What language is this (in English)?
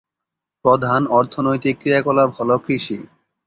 Bangla